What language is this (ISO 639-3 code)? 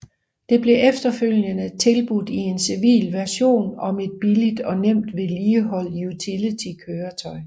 dan